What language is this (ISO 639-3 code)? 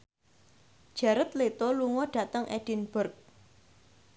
jav